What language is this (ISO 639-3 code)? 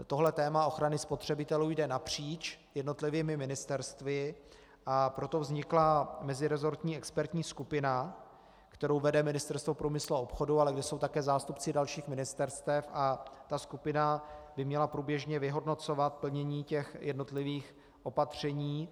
ces